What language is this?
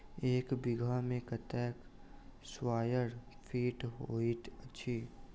Maithili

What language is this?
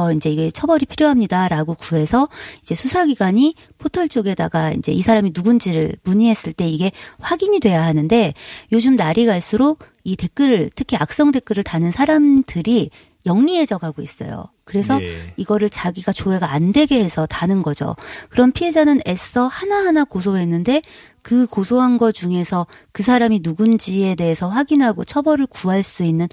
Korean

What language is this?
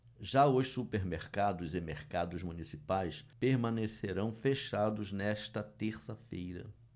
Portuguese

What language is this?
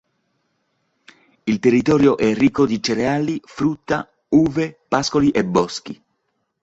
Italian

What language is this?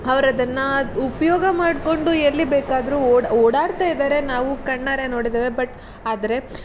Kannada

